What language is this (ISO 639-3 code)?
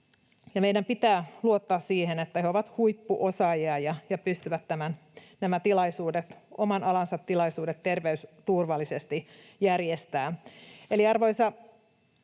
fin